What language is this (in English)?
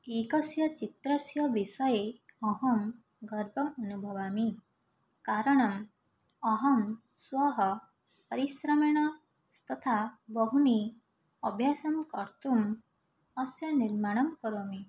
Sanskrit